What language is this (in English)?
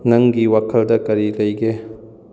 Manipuri